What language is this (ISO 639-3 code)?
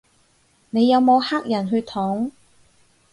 yue